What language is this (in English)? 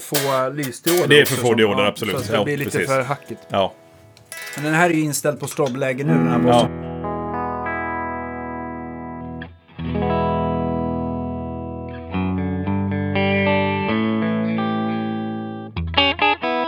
Swedish